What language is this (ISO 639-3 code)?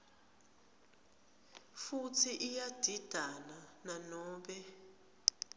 ssw